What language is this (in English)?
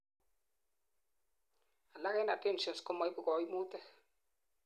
Kalenjin